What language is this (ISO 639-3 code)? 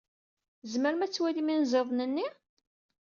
kab